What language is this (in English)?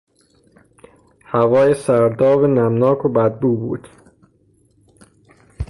Persian